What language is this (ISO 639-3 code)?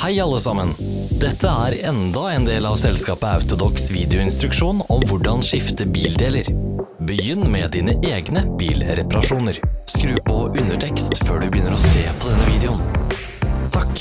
nor